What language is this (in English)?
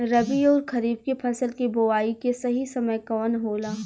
Bhojpuri